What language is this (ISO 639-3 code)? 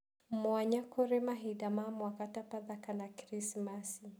kik